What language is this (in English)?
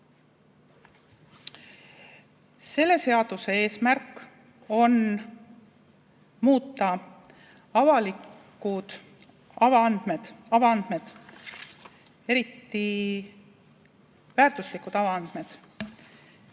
Estonian